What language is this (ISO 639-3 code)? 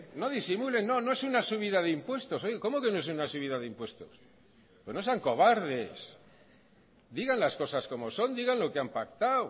spa